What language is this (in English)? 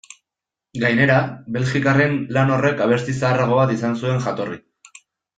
Basque